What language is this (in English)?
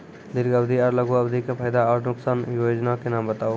Maithili